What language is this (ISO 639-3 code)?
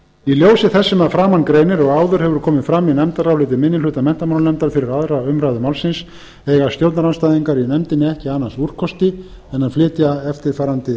isl